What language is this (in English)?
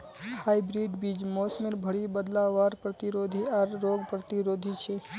Magahi